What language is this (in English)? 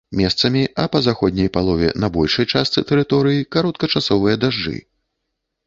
Belarusian